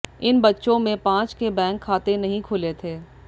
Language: Hindi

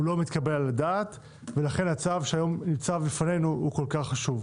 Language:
Hebrew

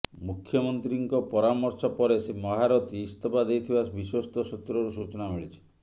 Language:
Odia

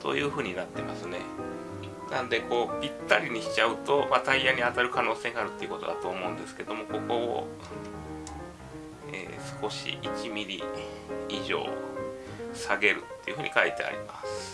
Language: Japanese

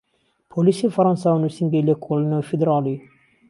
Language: Central Kurdish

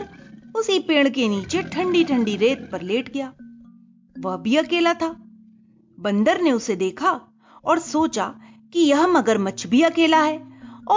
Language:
Hindi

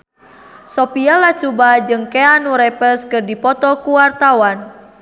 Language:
Sundanese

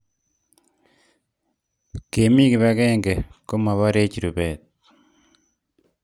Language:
Kalenjin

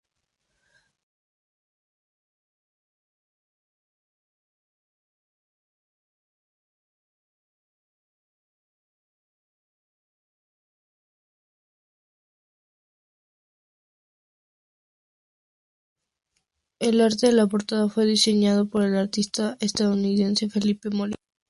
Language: Spanish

